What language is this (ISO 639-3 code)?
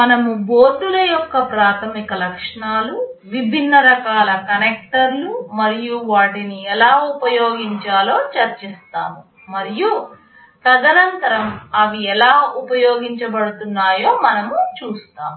tel